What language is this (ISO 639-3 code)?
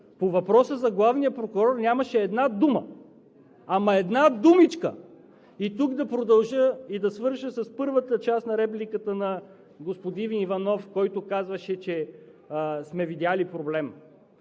bul